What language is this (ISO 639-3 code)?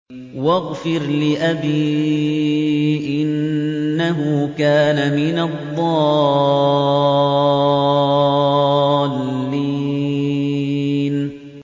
ara